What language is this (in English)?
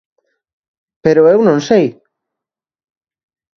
Galician